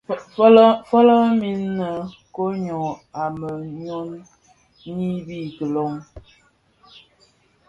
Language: Bafia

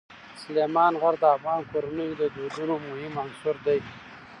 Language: Pashto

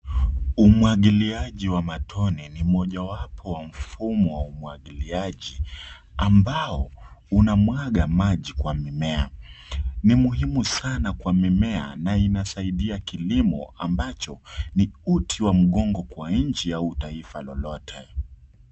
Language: Swahili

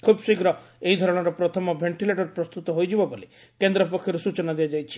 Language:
Odia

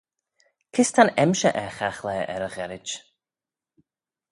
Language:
Manx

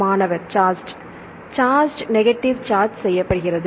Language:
Tamil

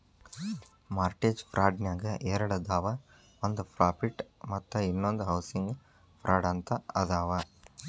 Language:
Kannada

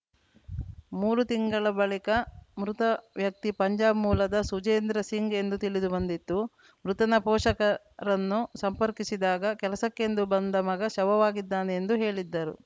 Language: Kannada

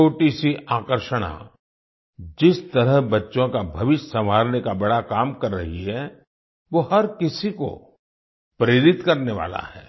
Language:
Hindi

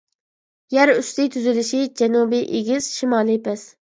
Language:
Uyghur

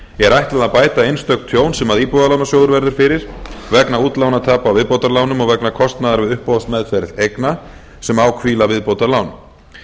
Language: Icelandic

